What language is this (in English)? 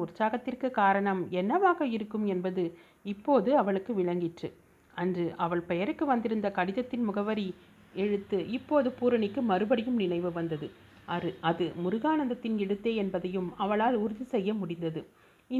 Tamil